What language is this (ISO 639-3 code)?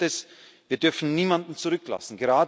deu